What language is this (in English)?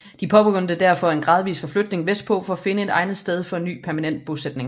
Danish